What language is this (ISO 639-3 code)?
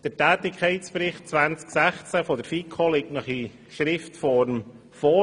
gsw